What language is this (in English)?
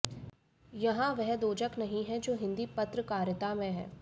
Hindi